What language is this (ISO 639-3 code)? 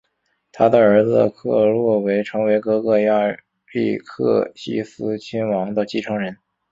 zho